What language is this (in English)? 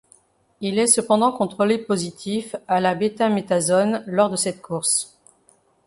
French